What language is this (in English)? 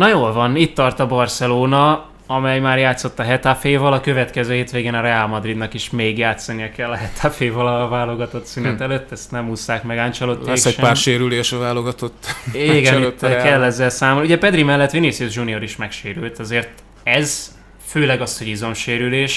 Hungarian